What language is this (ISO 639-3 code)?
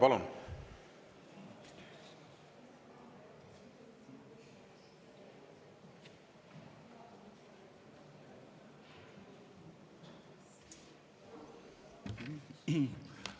est